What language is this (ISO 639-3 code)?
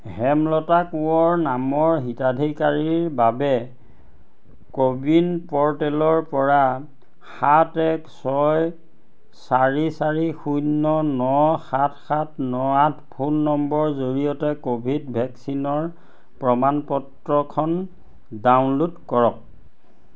asm